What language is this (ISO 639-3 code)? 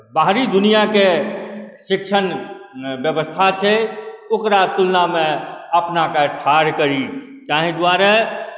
mai